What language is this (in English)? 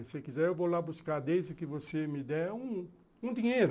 Portuguese